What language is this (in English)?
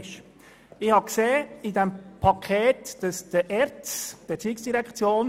Swiss German